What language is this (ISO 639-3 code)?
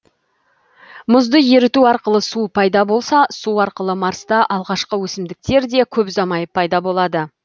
kaz